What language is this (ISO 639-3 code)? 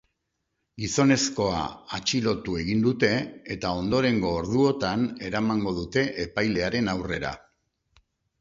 eus